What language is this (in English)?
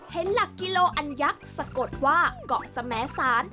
Thai